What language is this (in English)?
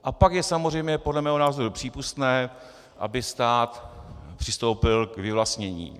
Czech